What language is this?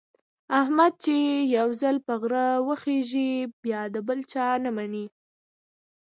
Pashto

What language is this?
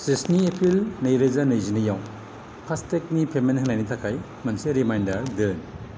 Bodo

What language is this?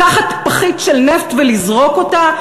Hebrew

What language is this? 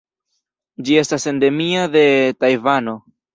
Esperanto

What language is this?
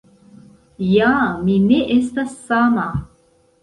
Esperanto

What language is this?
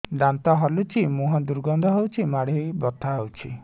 Odia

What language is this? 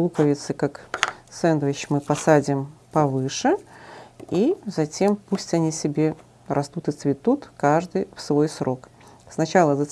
Russian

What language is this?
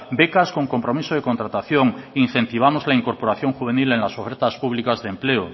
Spanish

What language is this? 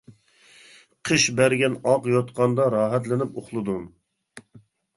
Uyghur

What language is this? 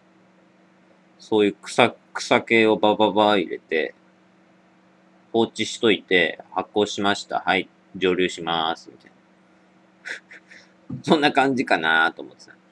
Japanese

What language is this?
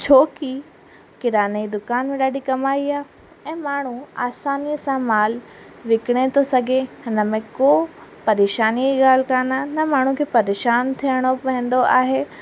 Sindhi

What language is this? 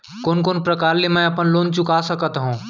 Chhattisgarhi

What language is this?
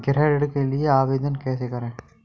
Hindi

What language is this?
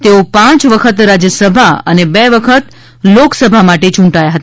Gujarati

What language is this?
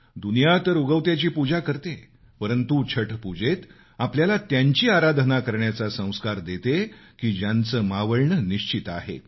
Marathi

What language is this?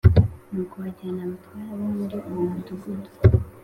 Kinyarwanda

